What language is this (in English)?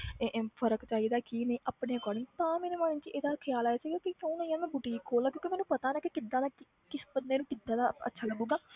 Punjabi